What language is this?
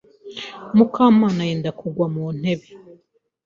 Kinyarwanda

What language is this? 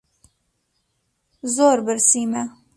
Central Kurdish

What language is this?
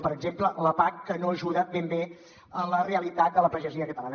Catalan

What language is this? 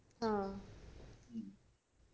Malayalam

